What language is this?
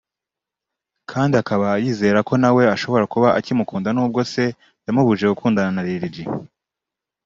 Kinyarwanda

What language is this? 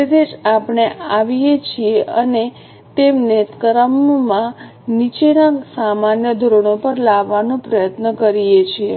Gujarati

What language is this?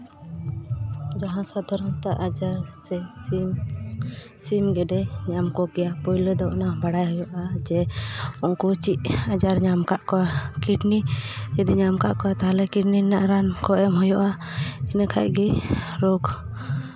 Santali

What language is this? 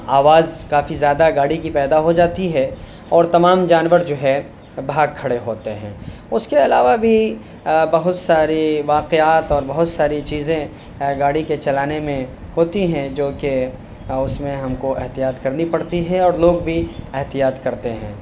Urdu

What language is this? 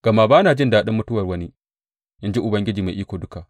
Hausa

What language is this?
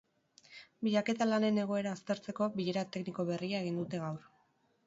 Basque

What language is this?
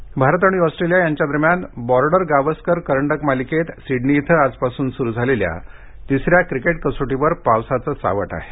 Marathi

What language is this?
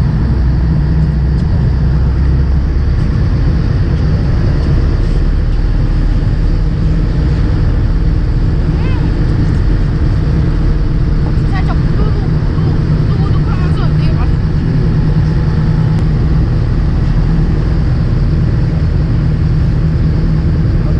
Korean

